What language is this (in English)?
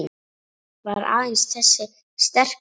Icelandic